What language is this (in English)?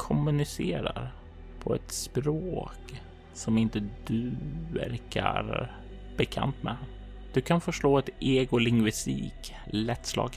Swedish